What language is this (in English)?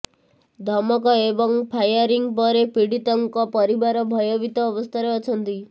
Odia